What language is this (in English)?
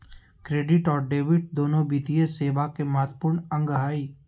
Magahi